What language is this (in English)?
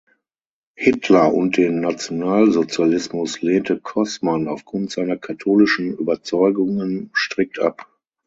German